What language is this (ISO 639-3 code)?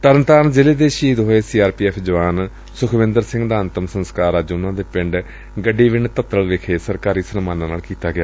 pan